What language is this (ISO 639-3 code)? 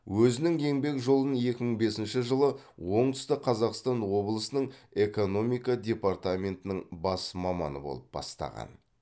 kaz